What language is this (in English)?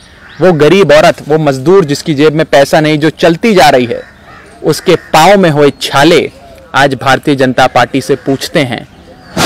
Hindi